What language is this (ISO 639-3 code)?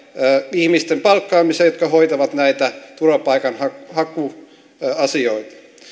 fin